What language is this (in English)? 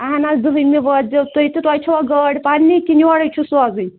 Kashmiri